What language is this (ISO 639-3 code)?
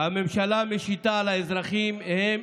heb